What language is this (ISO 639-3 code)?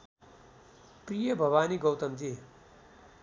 nep